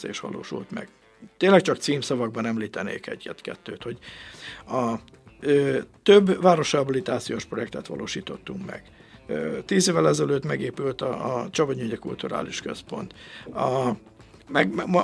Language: Hungarian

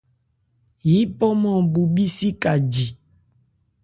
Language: Ebrié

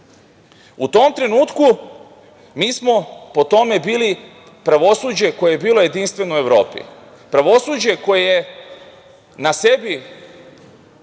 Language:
Serbian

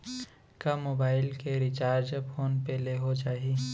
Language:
Chhattisgarhi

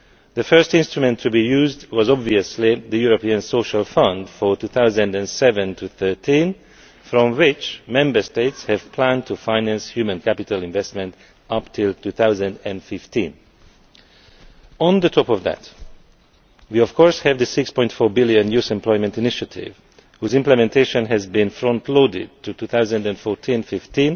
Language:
English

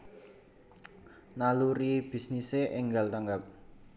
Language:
Javanese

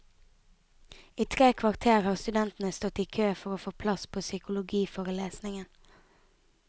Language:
Norwegian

